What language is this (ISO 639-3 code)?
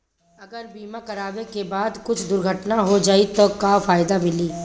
bho